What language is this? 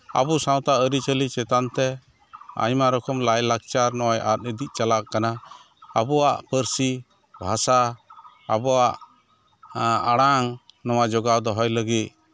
Santali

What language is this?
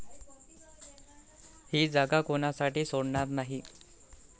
Marathi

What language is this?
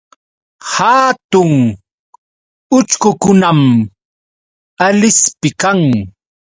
Yauyos Quechua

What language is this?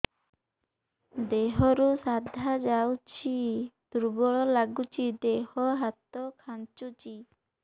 Odia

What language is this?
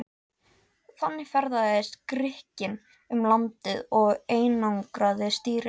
Icelandic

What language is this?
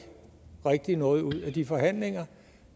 Danish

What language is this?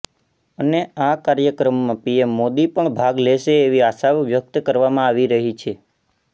Gujarati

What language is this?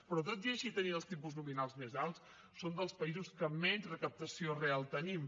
Catalan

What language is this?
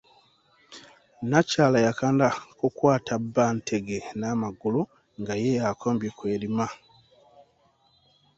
Ganda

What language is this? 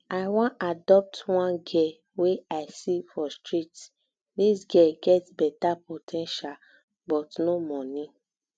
Nigerian Pidgin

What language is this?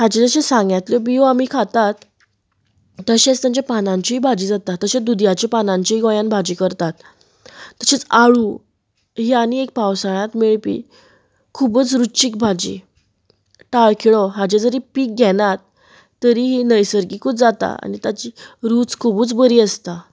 Konkani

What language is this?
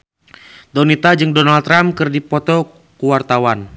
Sundanese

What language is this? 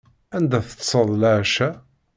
Kabyle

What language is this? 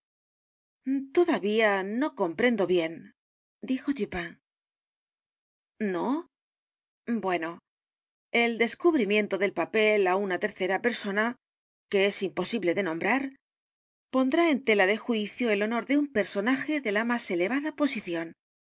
Spanish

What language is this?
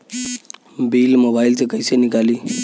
Bhojpuri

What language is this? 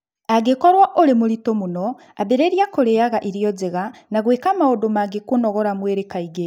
Kikuyu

